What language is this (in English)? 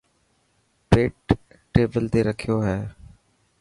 Dhatki